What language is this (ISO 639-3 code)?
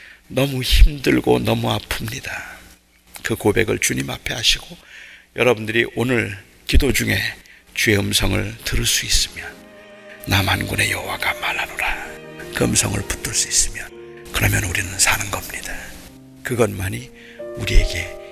kor